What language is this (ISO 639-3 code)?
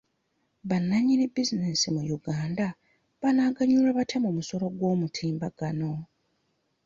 lug